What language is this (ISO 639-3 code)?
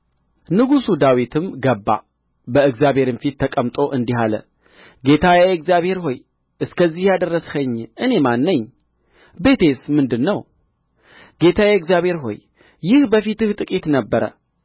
amh